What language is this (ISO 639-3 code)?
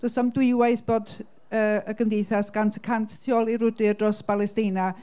cym